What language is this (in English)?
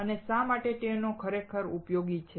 Gujarati